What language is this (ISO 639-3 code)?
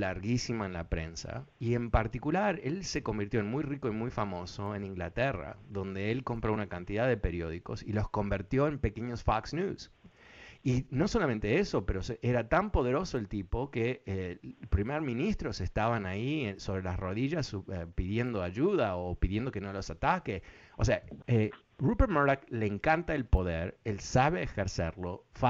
spa